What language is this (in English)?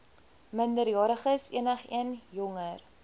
Afrikaans